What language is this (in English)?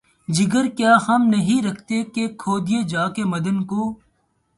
Urdu